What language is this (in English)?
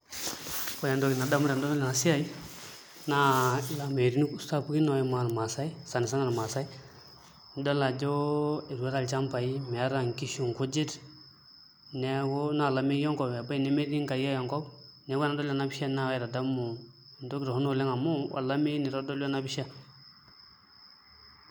Masai